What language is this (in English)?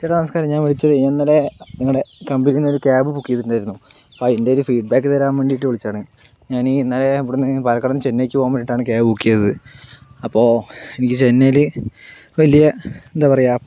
Malayalam